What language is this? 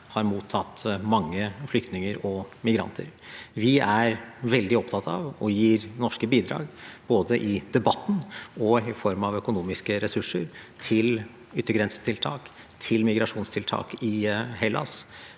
Norwegian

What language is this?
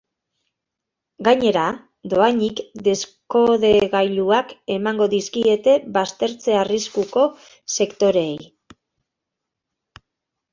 Basque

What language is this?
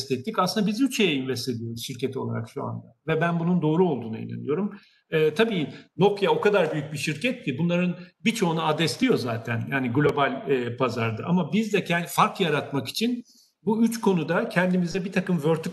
Turkish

